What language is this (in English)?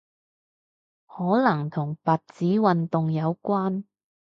Cantonese